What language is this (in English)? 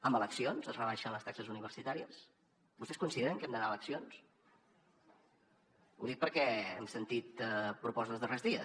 Catalan